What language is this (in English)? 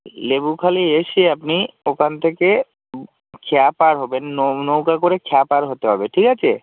Bangla